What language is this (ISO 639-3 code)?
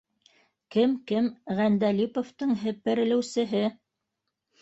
bak